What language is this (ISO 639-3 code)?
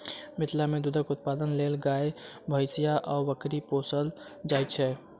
mai